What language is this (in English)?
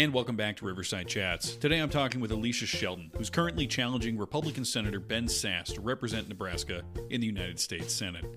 English